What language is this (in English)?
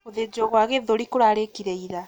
Kikuyu